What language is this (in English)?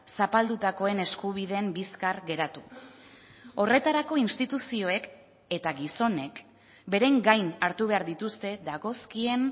Basque